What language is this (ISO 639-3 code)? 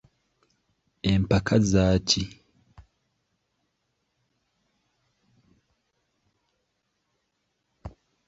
lug